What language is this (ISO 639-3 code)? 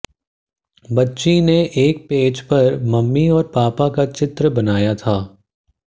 hin